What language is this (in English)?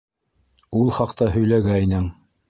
Bashkir